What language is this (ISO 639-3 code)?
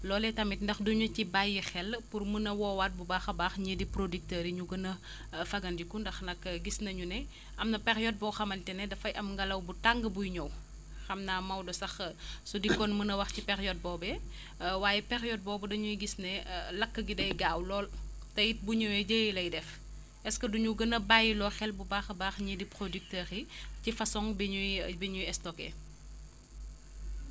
wol